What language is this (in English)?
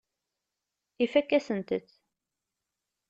Kabyle